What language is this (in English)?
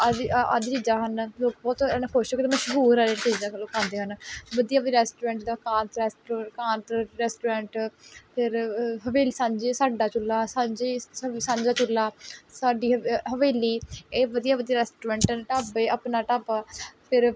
Punjabi